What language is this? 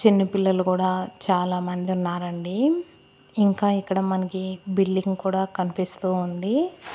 Telugu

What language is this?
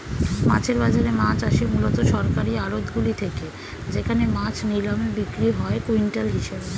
Bangla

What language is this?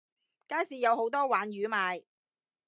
Cantonese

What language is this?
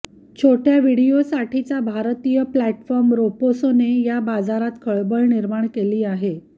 Marathi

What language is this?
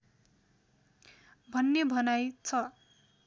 Nepali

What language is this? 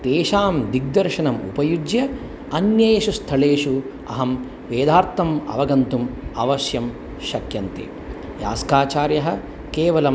Sanskrit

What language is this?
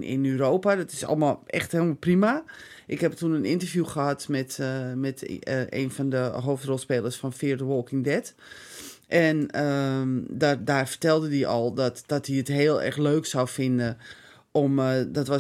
Dutch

